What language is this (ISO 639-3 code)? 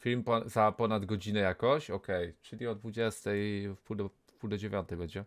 pol